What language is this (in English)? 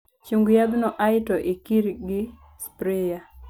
Luo (Kenya and Tanzania)